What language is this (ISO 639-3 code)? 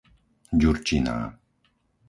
slk